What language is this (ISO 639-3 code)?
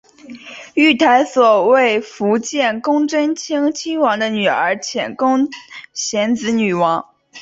zho